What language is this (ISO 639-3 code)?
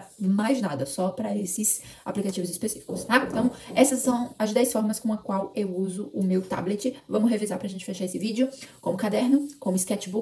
por